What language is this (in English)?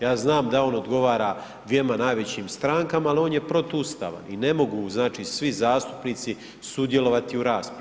Croatian